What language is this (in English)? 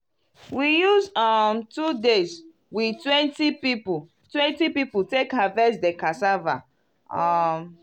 Nigerian Pidgin